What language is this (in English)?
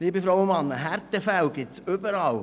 Swiss German